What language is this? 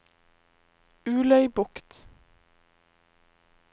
Norwegian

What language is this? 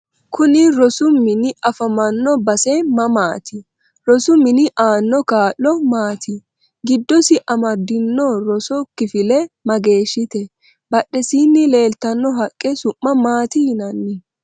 Sidamo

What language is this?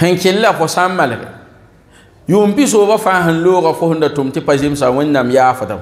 Arabic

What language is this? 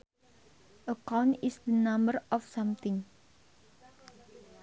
Sundanese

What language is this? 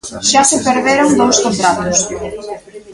Galician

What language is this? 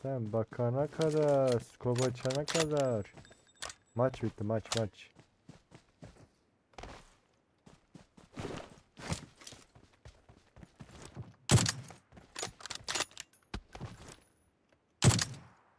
Turkish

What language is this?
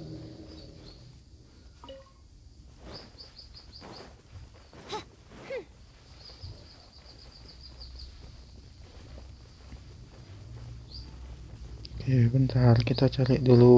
Indonesian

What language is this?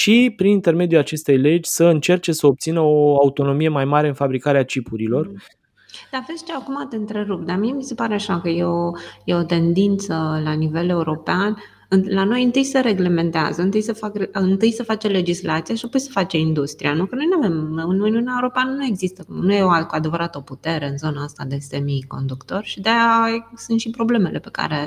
Romanian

